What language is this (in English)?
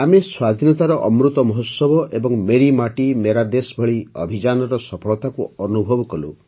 Odia